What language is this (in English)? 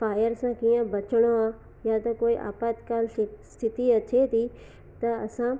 Sindhi